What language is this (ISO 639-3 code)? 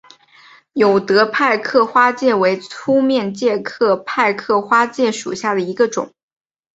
zho